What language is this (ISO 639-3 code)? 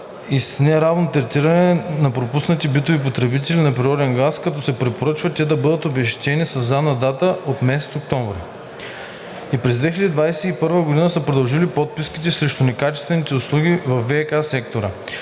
bul